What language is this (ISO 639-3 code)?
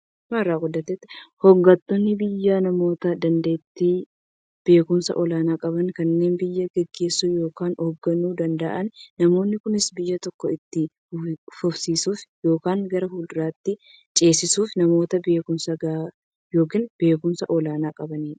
orm